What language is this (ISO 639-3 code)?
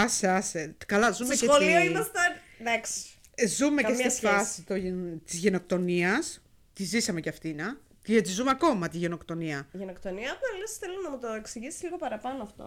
ell